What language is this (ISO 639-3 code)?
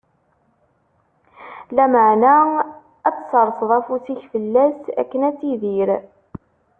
kab